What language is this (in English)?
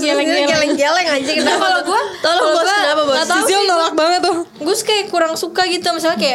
Indonesian